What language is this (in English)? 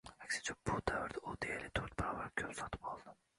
Uzbek